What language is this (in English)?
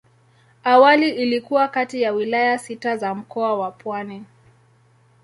Swahili